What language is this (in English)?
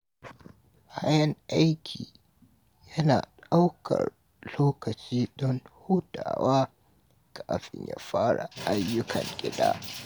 Hausa